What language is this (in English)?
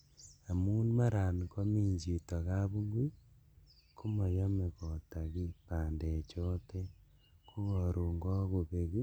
Kalenjin